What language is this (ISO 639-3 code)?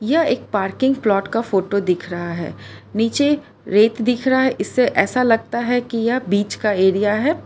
hin